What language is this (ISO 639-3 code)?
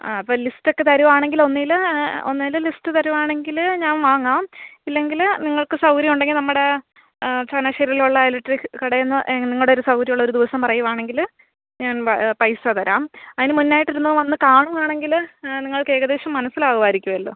mal